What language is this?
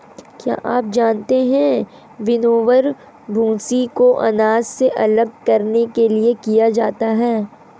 Hindi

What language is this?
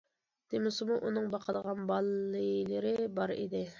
Uyghur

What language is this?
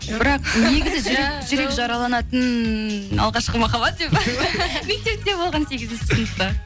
Kazakh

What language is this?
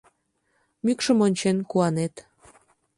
Mari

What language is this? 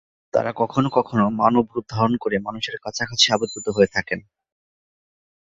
Bangla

